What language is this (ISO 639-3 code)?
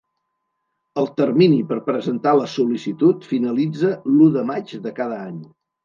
cat